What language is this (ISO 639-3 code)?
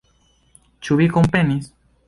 epo